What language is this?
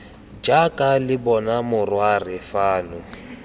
Tswana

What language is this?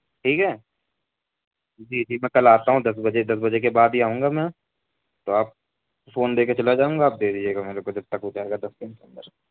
Urdu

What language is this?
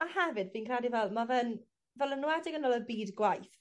Welsh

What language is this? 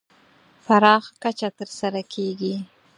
Pashto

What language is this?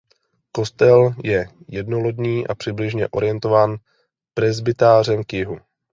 Czech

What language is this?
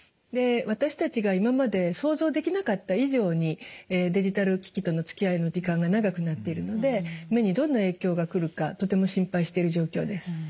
Japanese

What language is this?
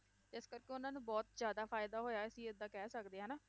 Punjabi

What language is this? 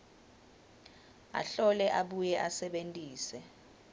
Swati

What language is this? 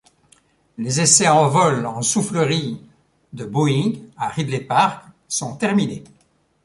French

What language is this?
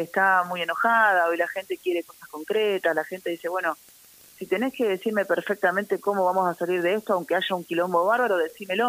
Spanish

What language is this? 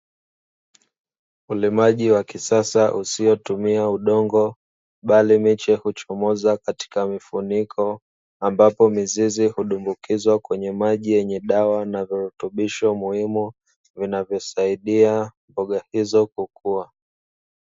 Swahili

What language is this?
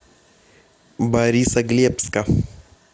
Russian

